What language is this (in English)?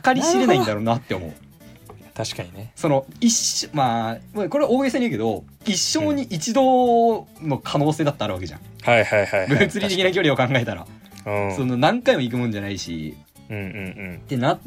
Japanese